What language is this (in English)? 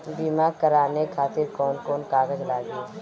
Bhojpuri